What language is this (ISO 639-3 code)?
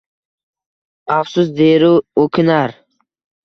uzb